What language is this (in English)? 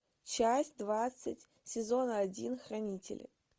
Russian